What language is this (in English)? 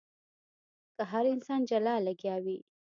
Pashto